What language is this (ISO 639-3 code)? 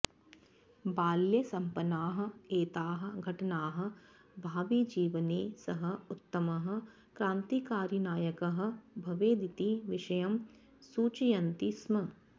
san